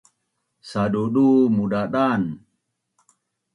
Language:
Bunun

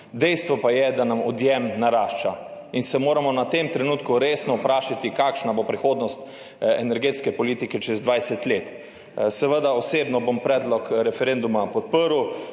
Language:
Slovenian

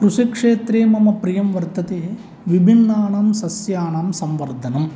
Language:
Sanskrit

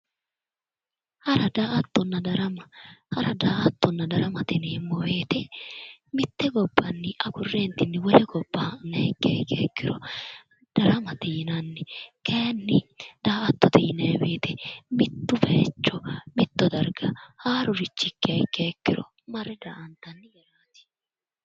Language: Sidamo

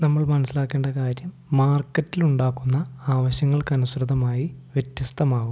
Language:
Malayalam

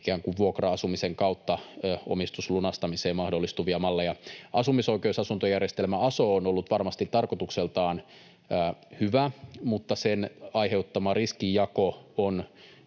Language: Finnish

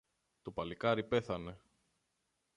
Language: Greek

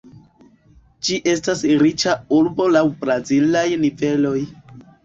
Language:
Esperanto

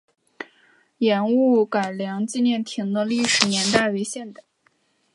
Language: Chinese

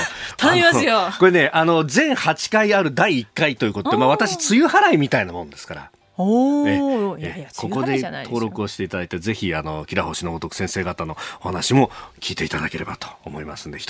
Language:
Japanese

